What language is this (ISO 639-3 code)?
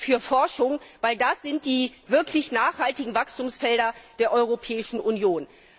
deu